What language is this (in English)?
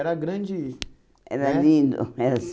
Portuguese